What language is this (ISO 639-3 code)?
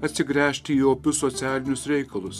lit